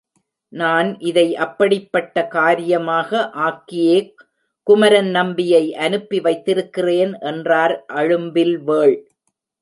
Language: Tamil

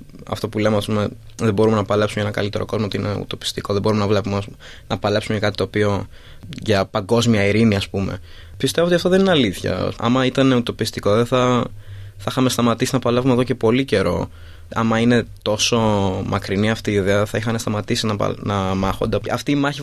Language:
Greek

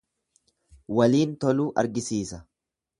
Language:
Oromo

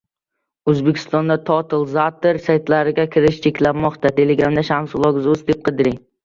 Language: Uzbek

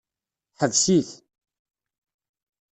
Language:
Kabyle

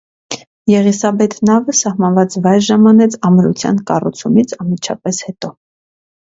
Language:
Armenian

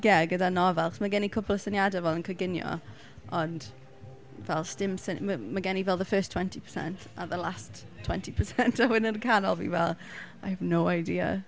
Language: Welsh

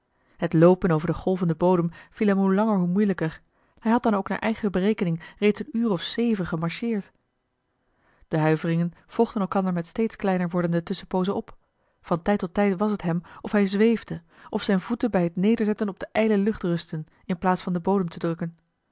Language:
Dutch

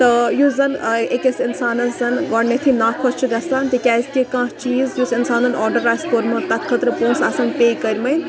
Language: Kashmiri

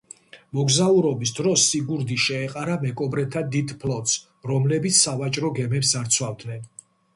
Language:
Georgian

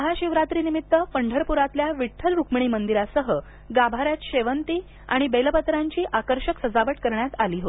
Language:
Marathi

